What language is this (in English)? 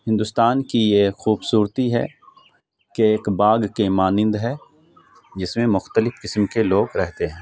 Urdu